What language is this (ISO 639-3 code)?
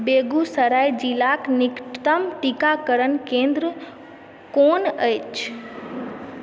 mai